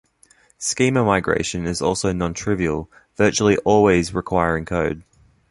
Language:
English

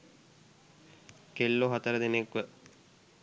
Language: Sinhala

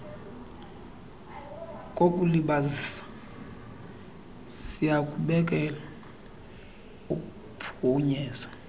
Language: Xhosa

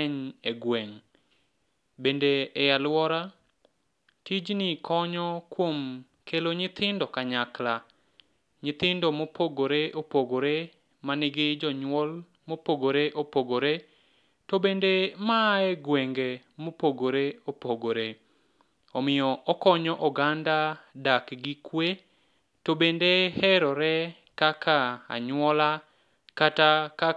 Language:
Luo (Kenya and Tanzania)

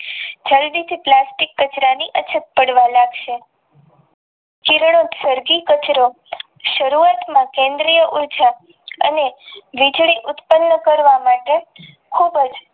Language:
Gujarati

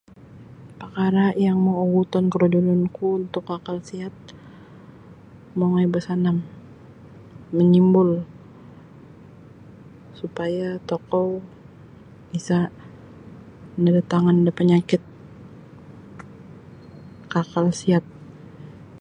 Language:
Sabah Bisaya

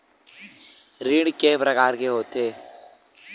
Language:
Chhattisgarhi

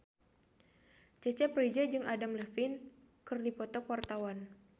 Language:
Sundanese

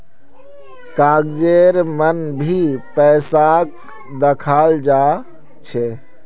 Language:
Magahi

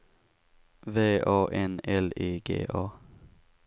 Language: Swedish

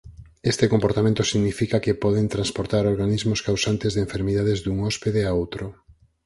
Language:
Galician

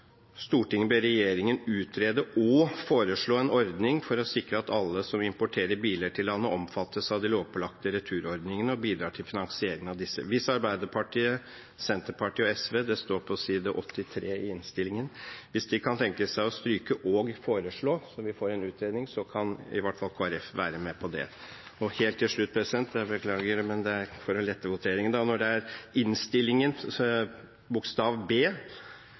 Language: Norwegian Bokmål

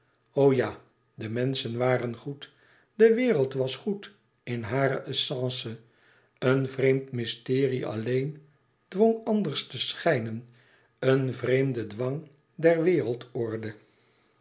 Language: Dutch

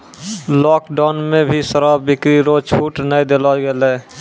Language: Maithili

